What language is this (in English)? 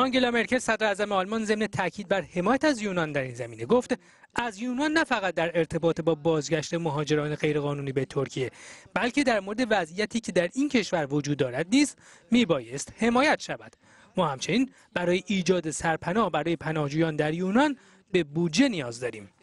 Persian